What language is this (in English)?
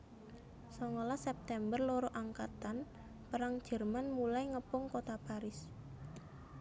Javanese